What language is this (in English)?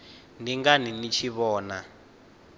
Venda